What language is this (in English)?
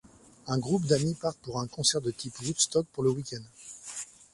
French